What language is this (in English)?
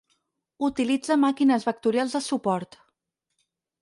Catalan